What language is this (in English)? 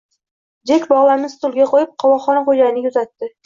Uzbek